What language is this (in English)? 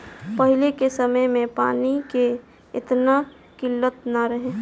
Bhojpuri